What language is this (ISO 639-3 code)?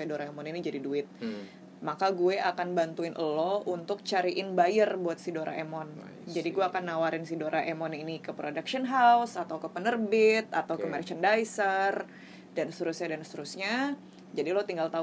ind